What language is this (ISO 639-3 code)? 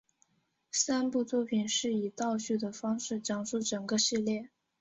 zho